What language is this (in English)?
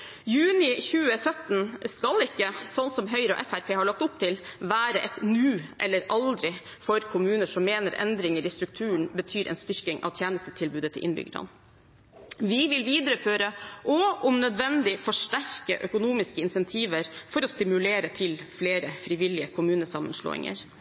Norwegian Bokmål